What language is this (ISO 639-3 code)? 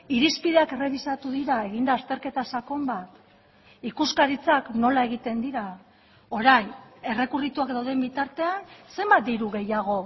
eus